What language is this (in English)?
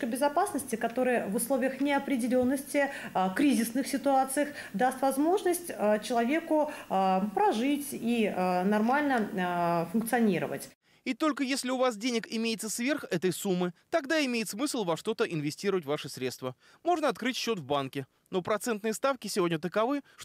Russian